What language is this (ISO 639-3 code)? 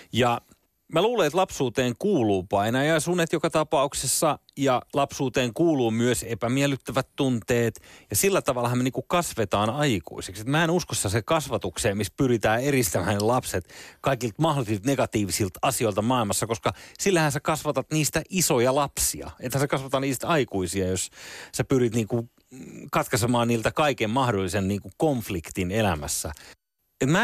fin